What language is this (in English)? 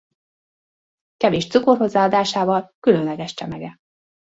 Hungarian